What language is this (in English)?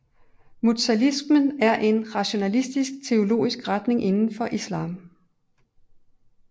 Danish